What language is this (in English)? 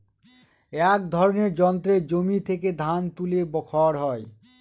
Bangla